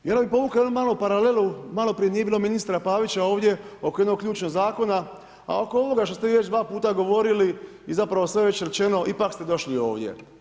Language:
Croatian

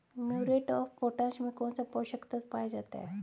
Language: Hindi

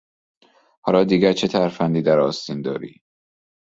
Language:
Persian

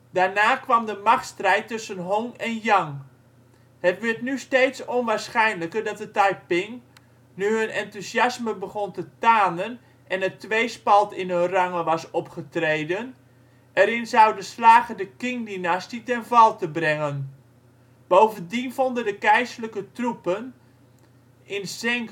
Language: Dutch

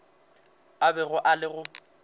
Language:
Northern Sotho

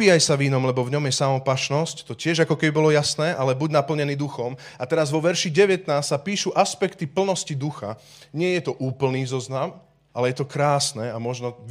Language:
Slovak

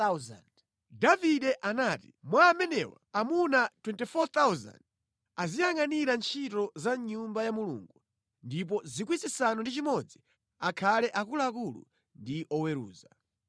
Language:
Nyanja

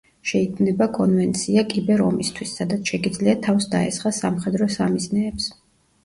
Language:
Georgian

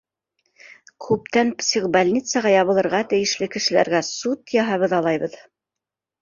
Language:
Bashkir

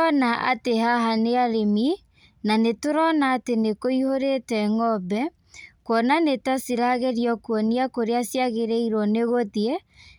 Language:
Kikuyu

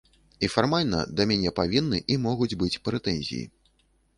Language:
Belarusian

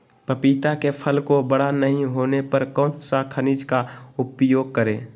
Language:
Magahi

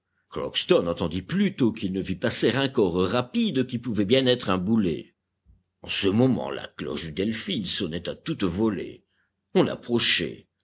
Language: French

